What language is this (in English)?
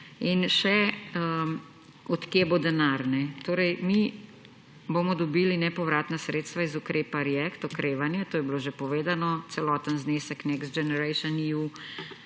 Slovenian